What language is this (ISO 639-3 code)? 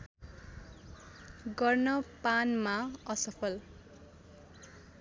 nep